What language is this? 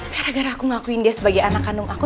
Indonesian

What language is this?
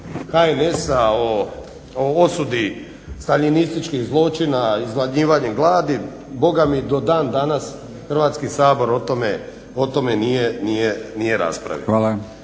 Croatian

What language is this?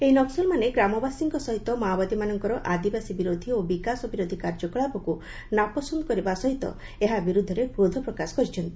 Odia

